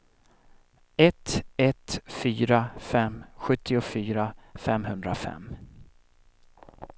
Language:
Swedish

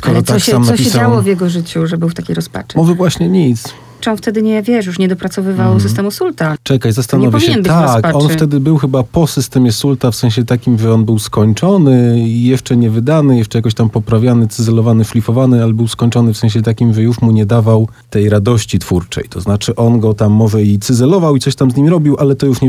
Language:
Polish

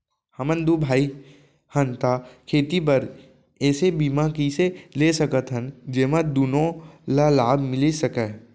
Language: Chhattisgarhi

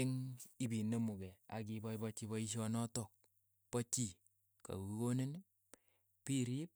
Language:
Keiyo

